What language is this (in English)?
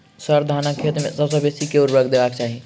Maithili